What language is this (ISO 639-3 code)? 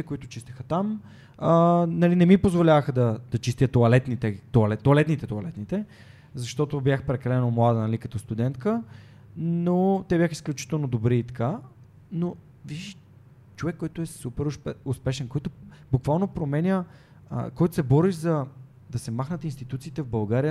bul